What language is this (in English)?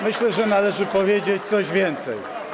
Polish